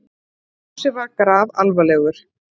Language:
Icelandic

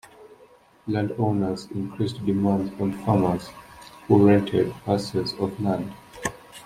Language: English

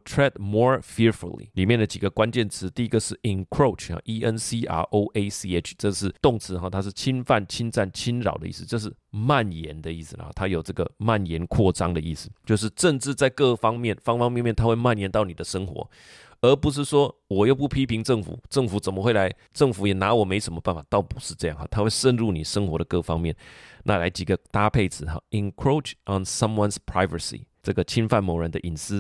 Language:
Chinese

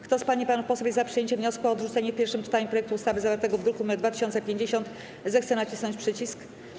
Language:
Polish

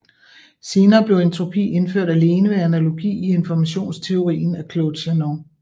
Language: Danish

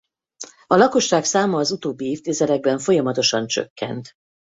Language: Hungarian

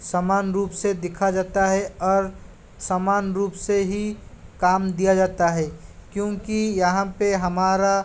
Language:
Hindi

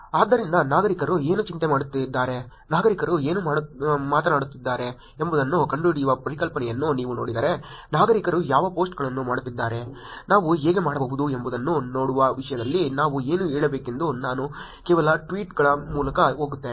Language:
Kannada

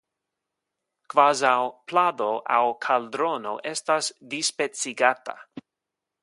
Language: Esperanto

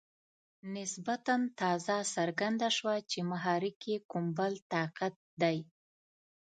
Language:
Pashto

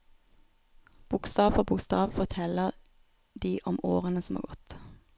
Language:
Norwegian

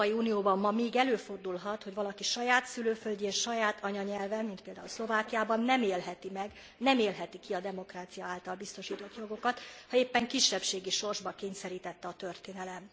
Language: Hungarian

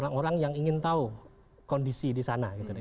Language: Indonesian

